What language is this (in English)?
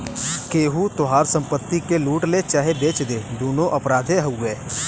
Bhojpuri